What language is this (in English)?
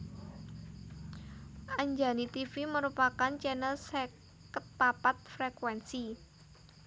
Javanese